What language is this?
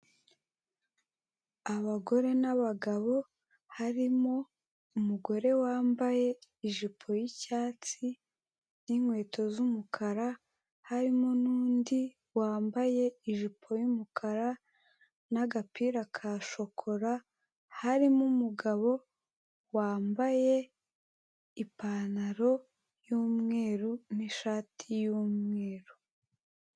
Kinyarwanda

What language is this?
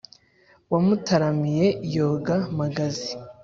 Kinyarwanda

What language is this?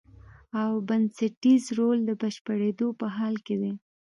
Pashto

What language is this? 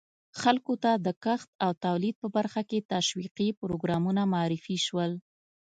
Pashto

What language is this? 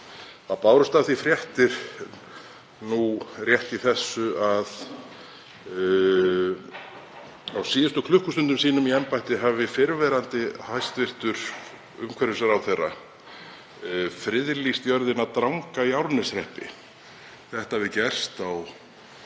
Icelandic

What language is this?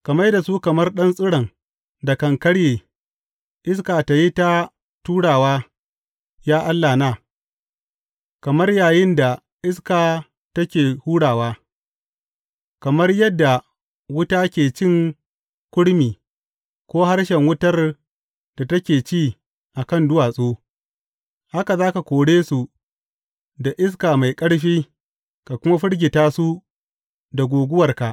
Hausa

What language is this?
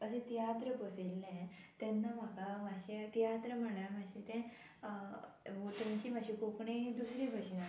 Konkani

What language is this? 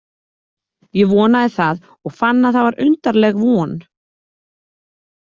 Icelandic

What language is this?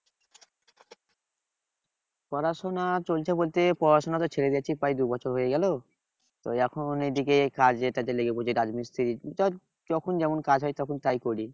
Bangla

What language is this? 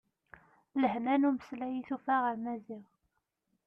Kabyle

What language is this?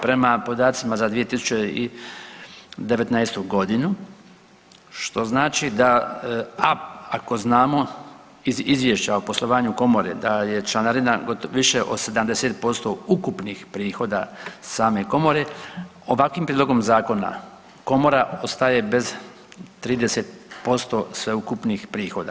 Croatian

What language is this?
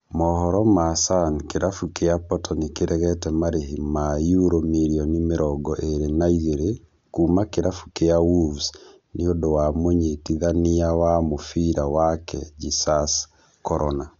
Kikuyu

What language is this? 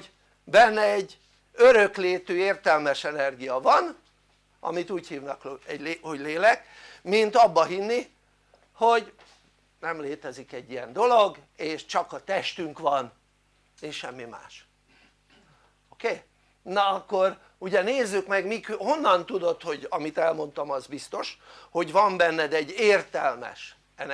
Hungarian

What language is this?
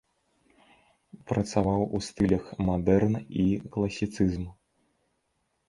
Belarusian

